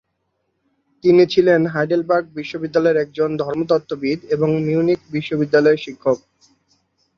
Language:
Bangla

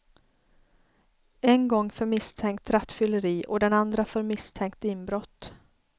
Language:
Swedish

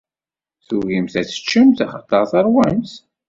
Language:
Kabyle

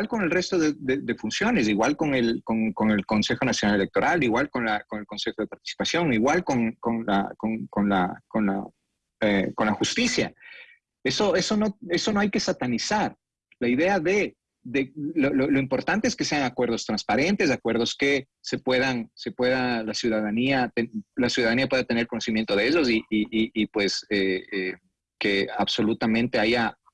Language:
Spanish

